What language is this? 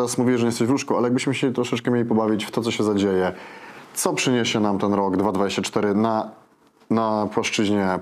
Polish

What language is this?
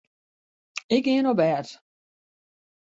Western Frisian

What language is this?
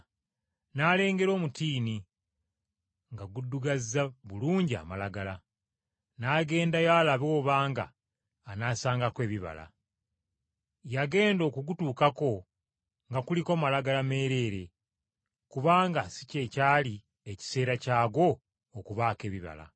Ganda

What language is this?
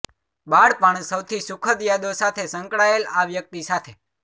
Gujarati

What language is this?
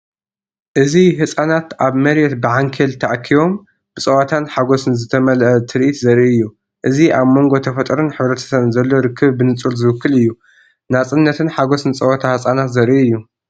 Tigrinya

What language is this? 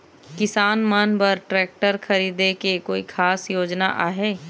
Chhattisgarhi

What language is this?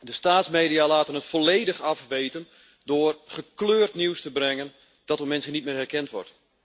Dutch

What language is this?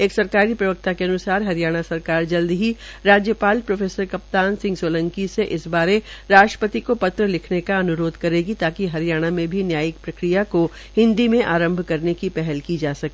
Hindi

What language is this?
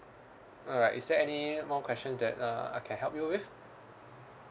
English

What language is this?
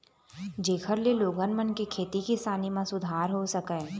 Chhattisgarhi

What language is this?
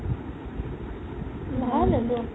Assamese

